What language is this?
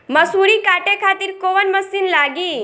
Bhojpuri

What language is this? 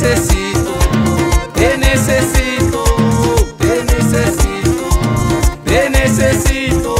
Spanish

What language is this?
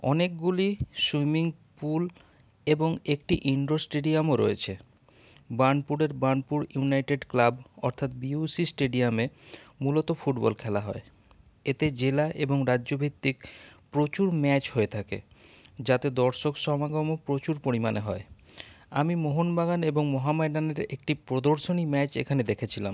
Bangla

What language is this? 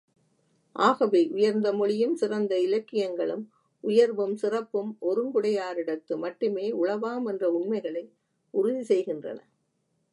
Tamil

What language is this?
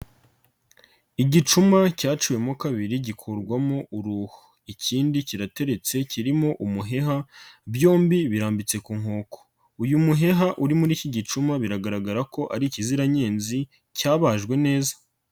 Kinyarwanda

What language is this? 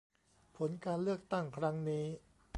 Thai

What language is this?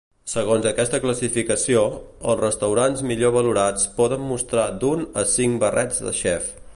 Catalan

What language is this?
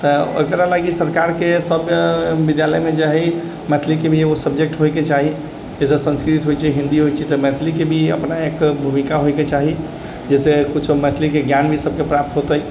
Maithili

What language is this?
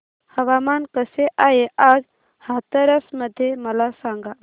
Marathi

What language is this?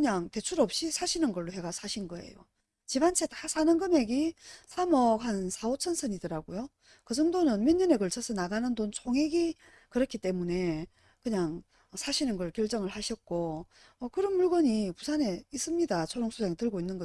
Korean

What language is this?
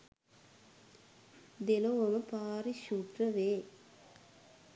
Sinhala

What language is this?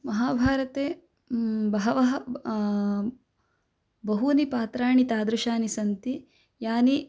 Sanskrit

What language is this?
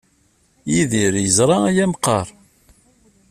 Kabyle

